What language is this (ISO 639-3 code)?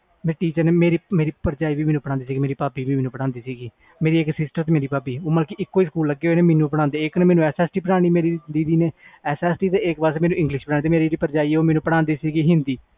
pan